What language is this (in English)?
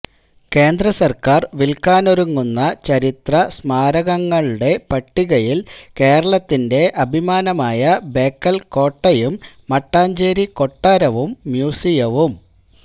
Malayalam